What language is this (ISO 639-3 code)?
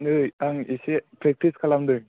brx